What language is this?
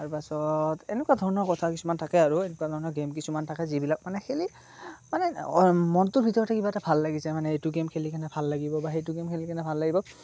Assamese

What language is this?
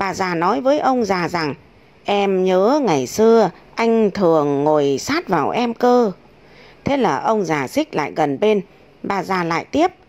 Vietnamese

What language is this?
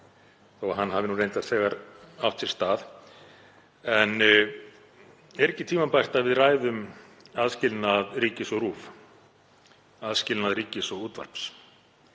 Icelandic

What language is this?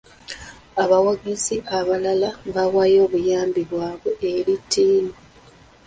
Ganda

